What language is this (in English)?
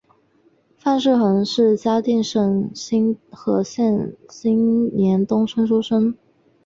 Chinese